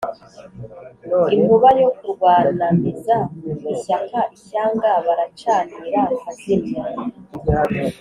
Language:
Kinyarwanda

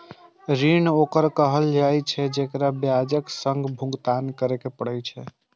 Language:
Maithili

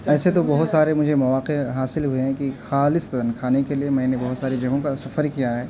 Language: Urdu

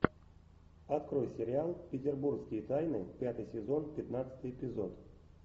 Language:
Russian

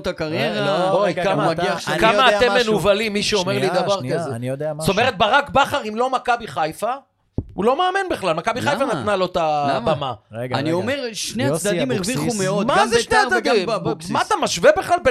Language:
Hebrew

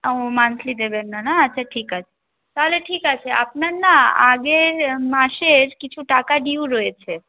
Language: Bangla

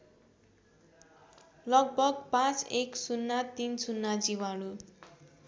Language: Nepali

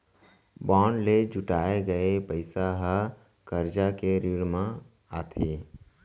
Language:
Chhattisgarhi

